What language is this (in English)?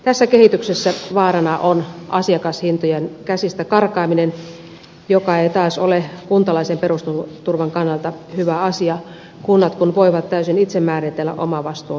Finnish